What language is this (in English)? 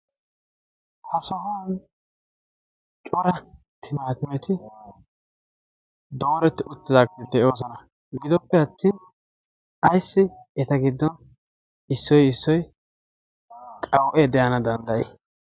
Wolaytta